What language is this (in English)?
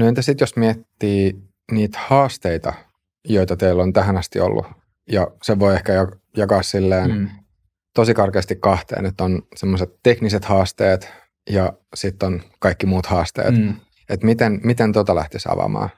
Finnish